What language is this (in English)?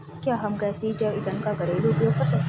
Hindi